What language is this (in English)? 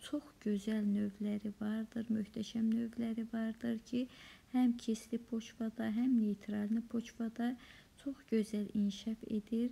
Turkish